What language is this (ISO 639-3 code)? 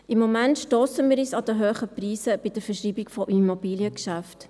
gsw